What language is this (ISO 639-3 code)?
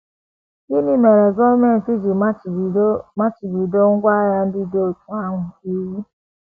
ibo